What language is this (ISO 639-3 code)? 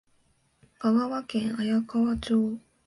jpn